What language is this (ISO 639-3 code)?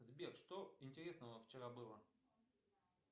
rus